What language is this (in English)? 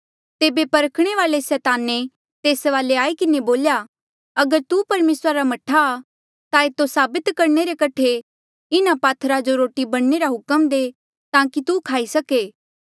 Mandeali